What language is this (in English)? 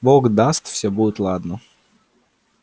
Russian